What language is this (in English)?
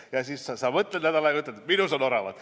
Estonian